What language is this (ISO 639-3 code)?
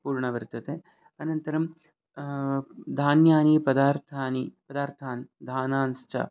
san